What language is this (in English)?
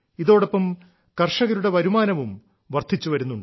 Malayalam